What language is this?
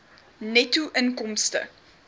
Afrikaans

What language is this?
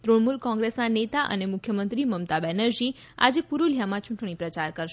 Gujarati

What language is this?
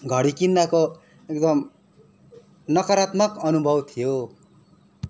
Nepali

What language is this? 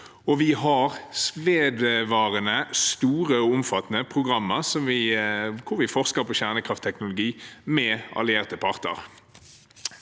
Norwegian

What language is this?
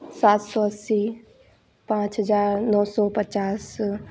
Hindi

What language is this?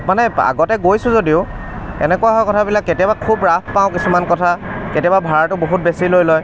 Assamese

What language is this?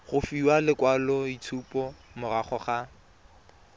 Tswana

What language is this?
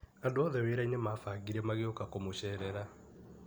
Kikuyu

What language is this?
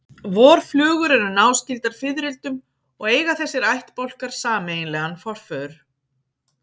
Icelandic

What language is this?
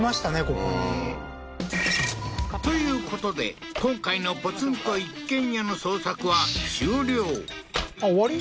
Japanese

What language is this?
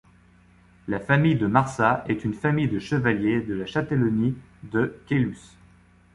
French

